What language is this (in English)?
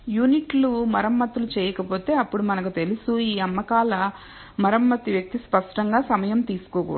Telugu